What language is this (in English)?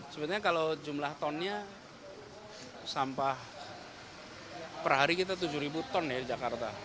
Indonesian